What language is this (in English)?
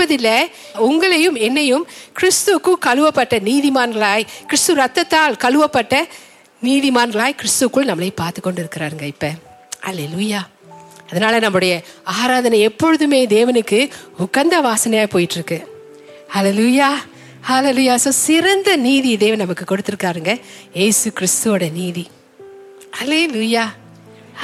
Tamil